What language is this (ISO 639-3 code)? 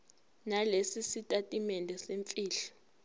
zul